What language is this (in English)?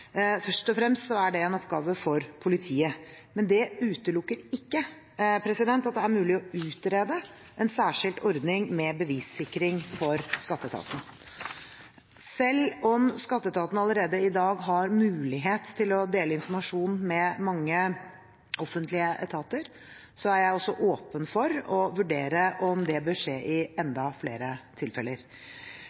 Norwegian Bokmål